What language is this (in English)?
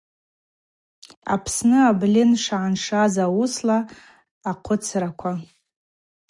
Abaza